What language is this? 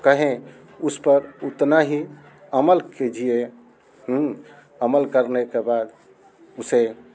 Hindi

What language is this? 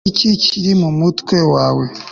Kinyarwanda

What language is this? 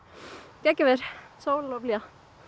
Icelandic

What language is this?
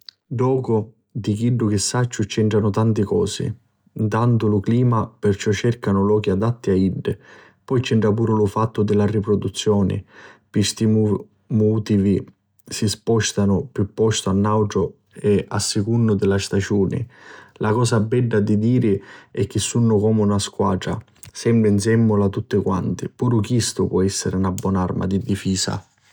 Sicilian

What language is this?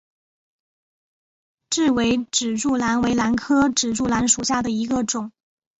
Chinese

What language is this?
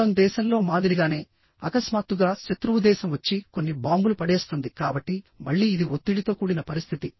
Telugu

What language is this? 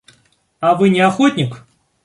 Russian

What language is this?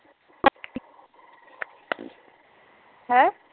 Punjabi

